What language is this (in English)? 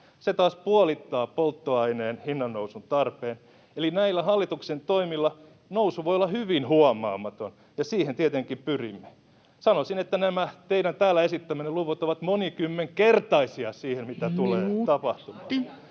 Finnish